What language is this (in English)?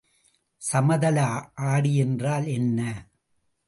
Tamil